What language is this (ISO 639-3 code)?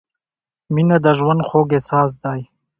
pus